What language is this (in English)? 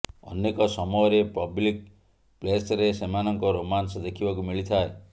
Odia